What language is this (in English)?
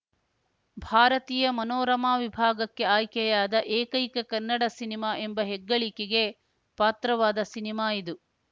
Kannada